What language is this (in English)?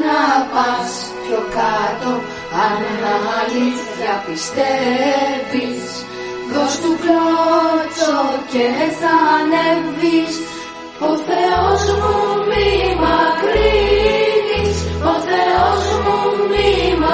Greek